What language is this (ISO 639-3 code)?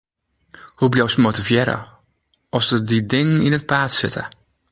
fry